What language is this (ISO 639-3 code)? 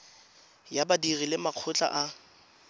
tsn